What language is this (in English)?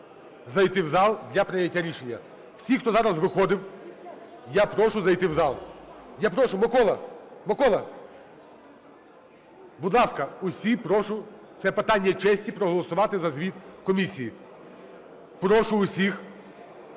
Ukrainian